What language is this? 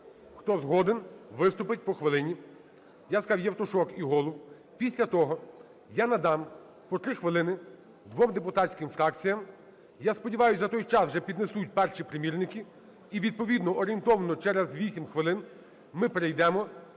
Ukrainian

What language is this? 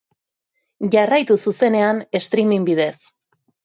Basque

